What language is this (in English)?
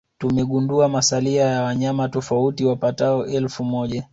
Swahili